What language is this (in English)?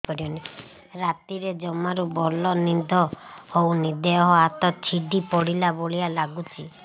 Odia